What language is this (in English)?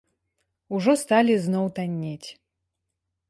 Belarusian